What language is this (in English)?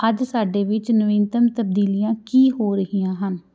Punjabi